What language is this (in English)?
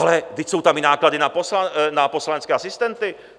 Czech